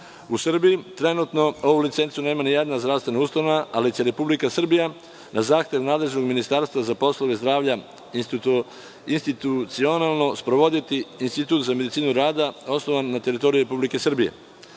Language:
Serbian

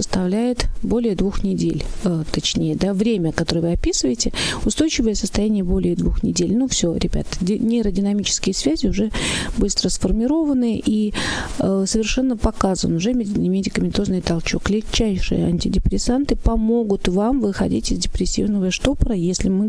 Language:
Russian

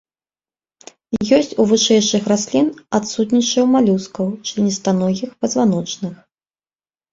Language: Belarusian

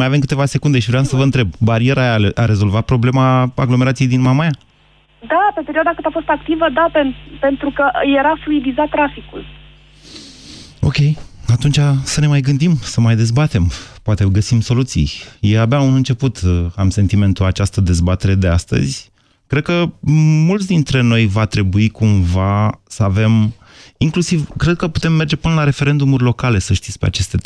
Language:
Romanian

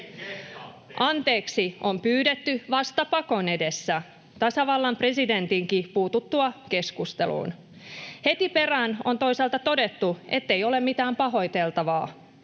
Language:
Finnish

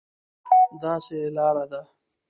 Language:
Pashto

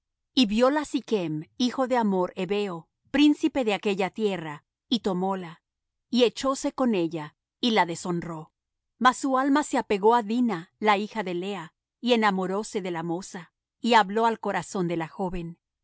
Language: Spanish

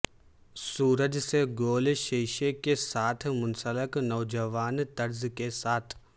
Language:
Urdu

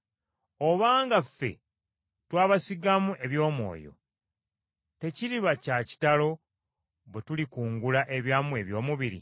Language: Ganda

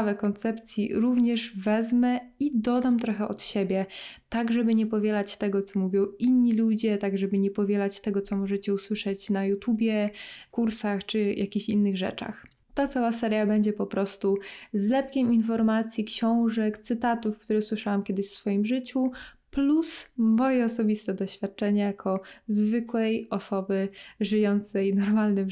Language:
Polish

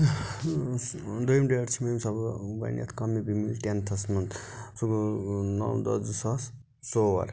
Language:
Kashmiri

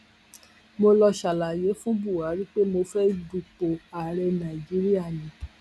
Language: Yoruba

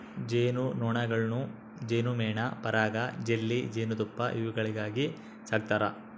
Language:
Kannada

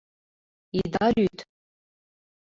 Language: Mari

